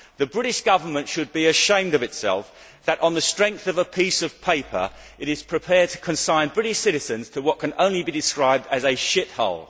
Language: English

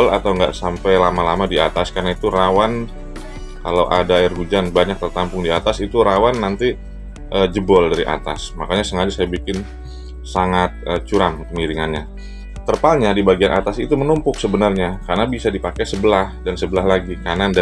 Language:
Indonesian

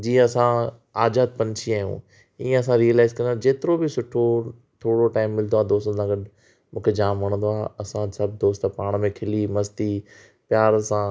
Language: Sindhi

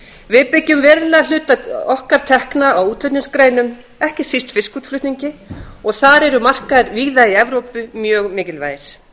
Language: Icelandic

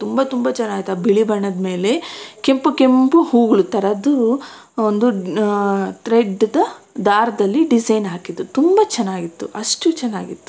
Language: Kannada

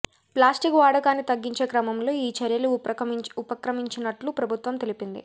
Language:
Telugu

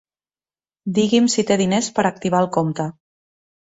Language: Catalan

